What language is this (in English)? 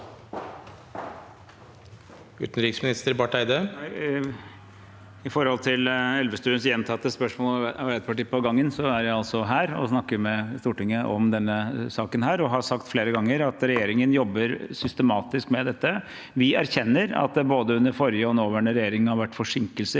Norwegian